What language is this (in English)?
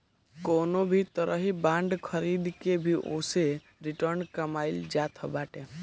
Bhojpuri